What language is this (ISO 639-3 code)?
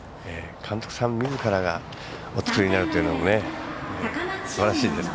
jpn